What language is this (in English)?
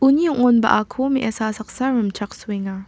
Garo